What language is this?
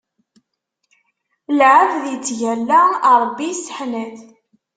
Kabyle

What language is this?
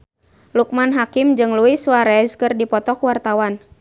Sundanese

